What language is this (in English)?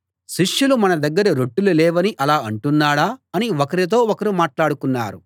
Telugu